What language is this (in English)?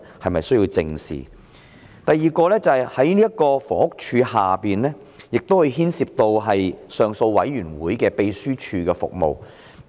Cantonese